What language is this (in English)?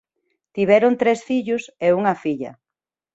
Galician